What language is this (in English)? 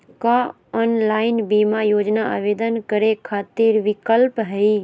Magahi